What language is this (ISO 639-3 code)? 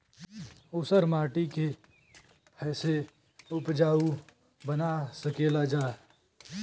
bho